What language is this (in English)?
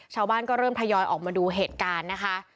Thai